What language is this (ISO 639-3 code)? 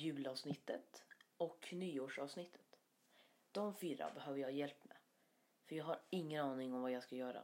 swe